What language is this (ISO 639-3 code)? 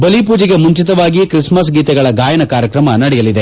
kan